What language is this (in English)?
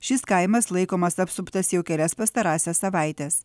Lithuanian